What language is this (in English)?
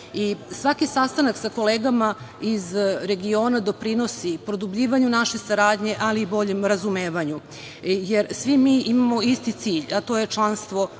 Serbian